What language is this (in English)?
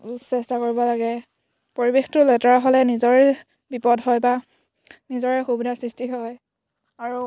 Assamese